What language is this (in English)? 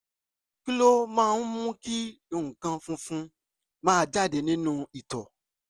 Yoruba